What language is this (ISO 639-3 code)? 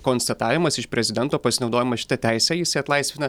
lit